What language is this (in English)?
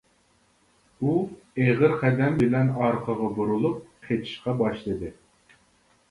Uyghur